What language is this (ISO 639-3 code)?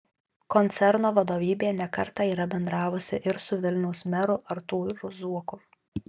lit